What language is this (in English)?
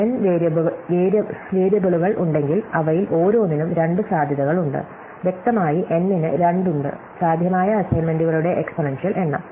Malayalam